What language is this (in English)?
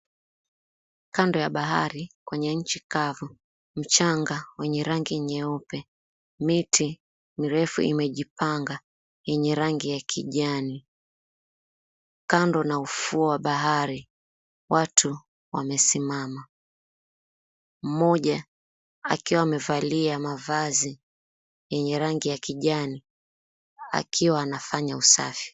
Swahili